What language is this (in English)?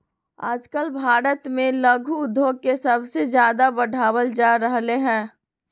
Magahi